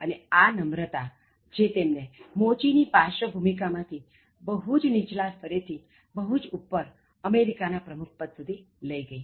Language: Gujarati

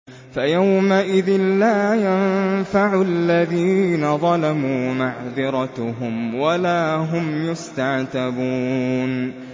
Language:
Arabic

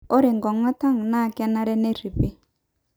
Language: Masai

